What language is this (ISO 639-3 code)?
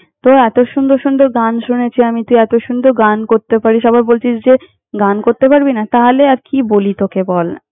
ben